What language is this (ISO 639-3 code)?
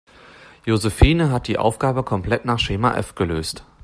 deu